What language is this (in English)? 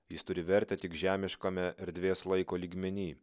Lithuanian